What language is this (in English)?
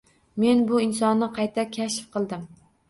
Uzbek